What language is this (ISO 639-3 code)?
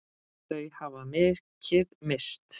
isl